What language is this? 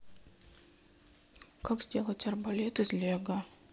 Russian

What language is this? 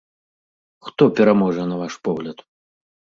Belarusian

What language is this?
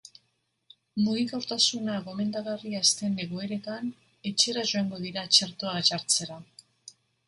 Basque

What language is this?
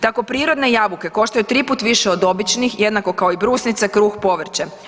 Croatian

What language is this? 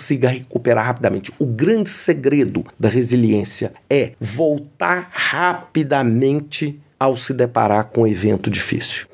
Portuguese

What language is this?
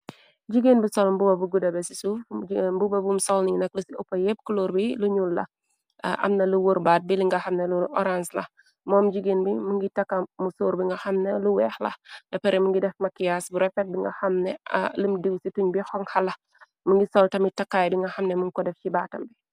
Wolof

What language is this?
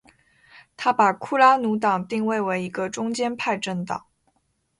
Chinese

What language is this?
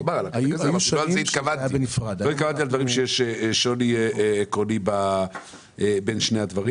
Hebrew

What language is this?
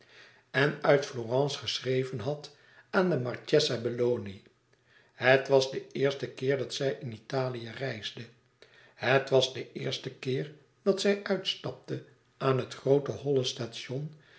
Dutch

